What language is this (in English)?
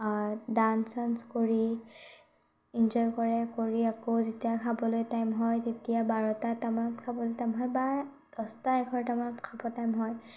Assamese